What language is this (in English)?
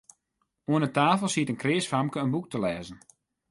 Western Frisian